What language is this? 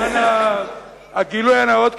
Hebrew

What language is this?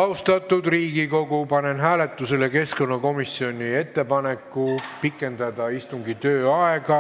Estonian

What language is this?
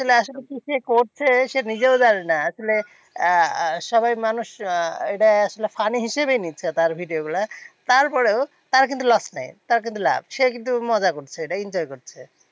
Bangla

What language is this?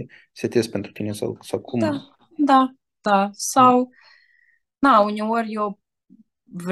Romanian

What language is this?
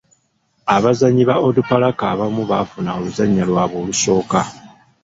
Ganda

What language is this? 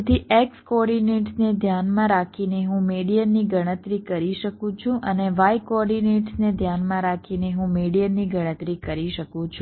Gujarati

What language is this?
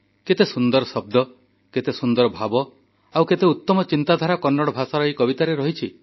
Odia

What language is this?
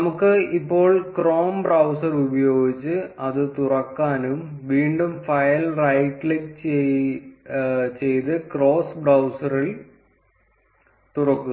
Malayalam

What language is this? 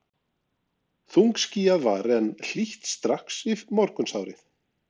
Icelandic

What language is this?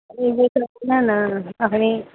Maithili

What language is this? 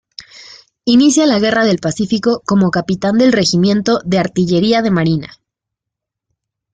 Spanish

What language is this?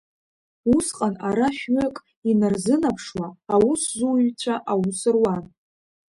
Abkhazian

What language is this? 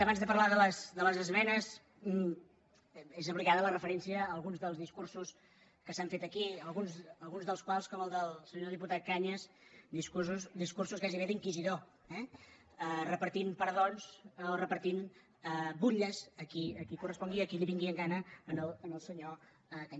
Catalan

